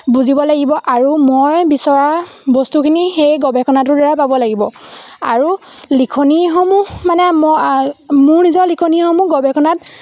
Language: Assamese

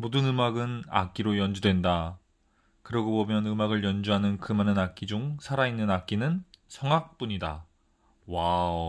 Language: Korean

